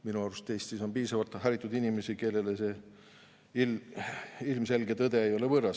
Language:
Estonian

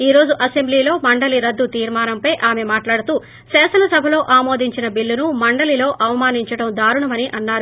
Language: Telugu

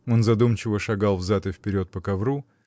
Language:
Russian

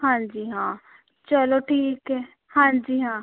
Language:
Punjabi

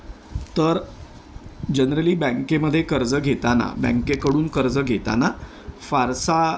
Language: Marathi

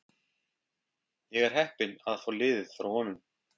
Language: Icelandic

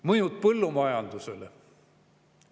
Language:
Estonian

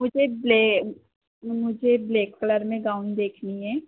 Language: Hindi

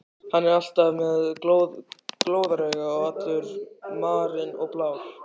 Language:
Icelandic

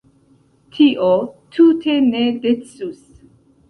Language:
Esperanto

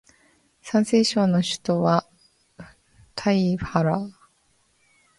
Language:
Japanese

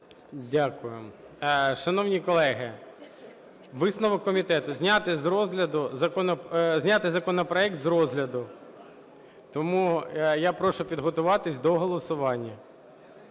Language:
Ukrainian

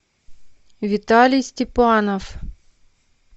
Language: Russian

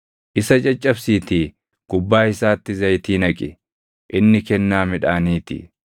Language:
Oromo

